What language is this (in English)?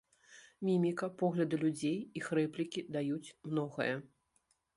Belarusian